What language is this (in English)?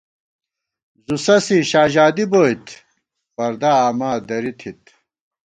Gawar-Bati